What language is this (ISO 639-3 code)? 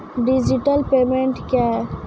mai